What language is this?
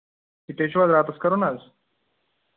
Kashmiri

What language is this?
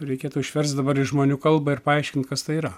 Lithuanian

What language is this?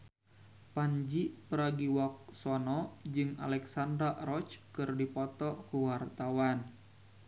Sundanese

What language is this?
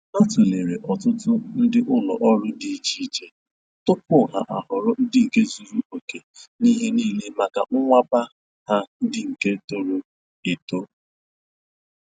Igbo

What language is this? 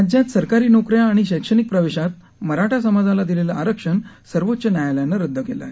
Marathi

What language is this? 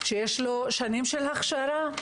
Hebrew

